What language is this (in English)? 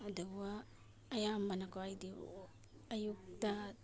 Manipuri